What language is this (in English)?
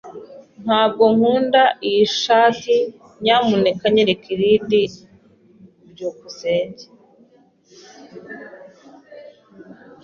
Kinyarwanda